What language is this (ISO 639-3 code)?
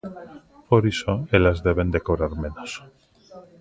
glg